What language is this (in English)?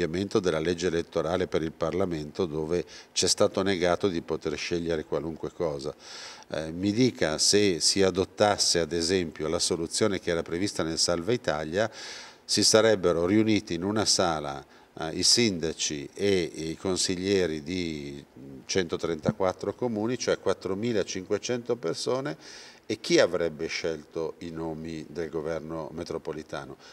Italian